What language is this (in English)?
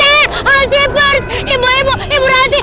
Indonesian